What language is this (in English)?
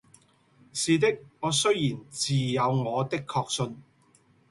Cantonese